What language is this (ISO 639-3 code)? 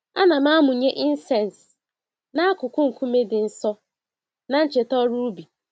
ibo